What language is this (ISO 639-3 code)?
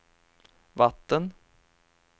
swe